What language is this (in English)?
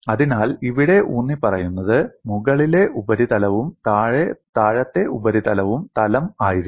Malayalam